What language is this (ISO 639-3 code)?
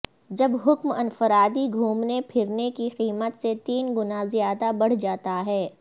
urd